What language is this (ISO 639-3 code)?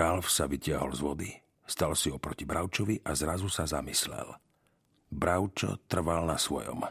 slk